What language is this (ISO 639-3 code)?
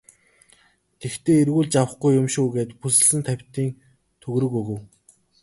mon